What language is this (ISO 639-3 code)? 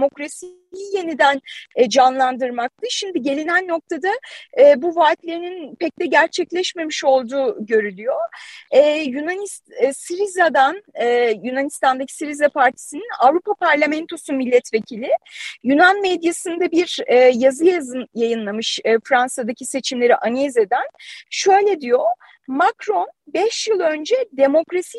tur